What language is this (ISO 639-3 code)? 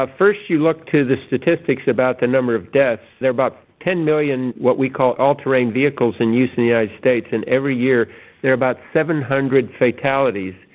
eng